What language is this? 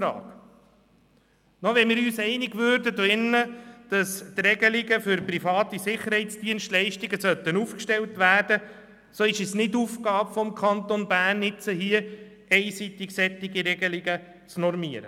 Swiss German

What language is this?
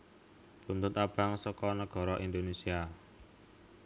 Javanese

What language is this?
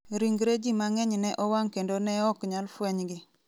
Luo (Kenya and Tanzania)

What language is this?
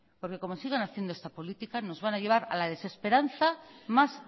Spanish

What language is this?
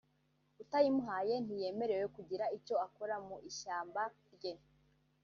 Kinyarwanda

